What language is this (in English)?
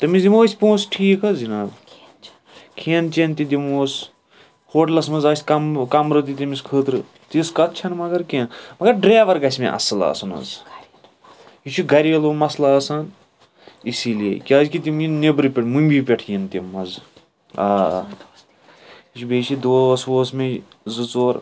Kashmiri